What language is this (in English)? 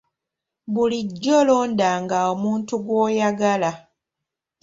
Ganda